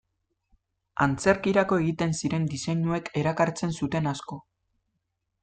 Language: Basque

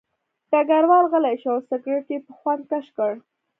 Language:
Pashto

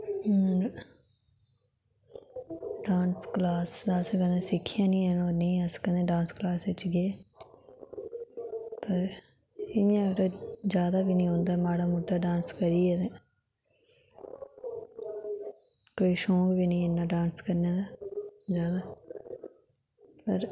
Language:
Dogri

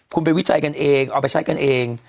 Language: Thai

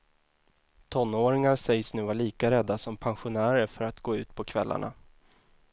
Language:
Swedish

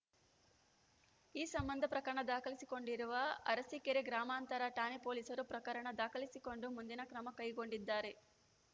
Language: Kannada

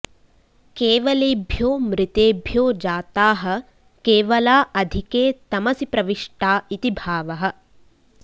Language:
Sanskrit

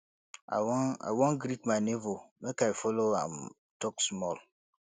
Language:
Nigerian Pidgin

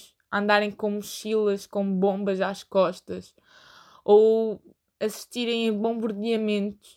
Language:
Portuguese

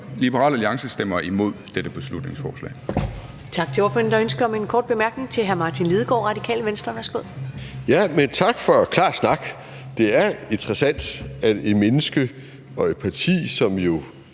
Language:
Danish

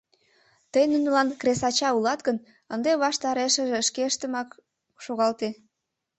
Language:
Mari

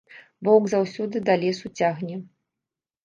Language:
Belarusian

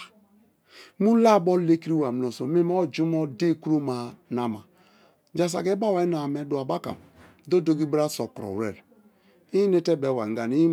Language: Kalabari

